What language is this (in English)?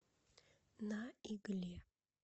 Russian